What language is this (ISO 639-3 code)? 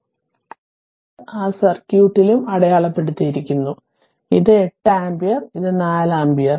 mal